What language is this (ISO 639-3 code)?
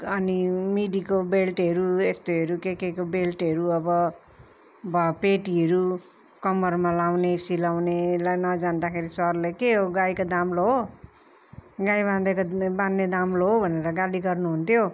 nep